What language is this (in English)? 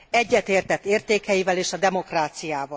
Hungarian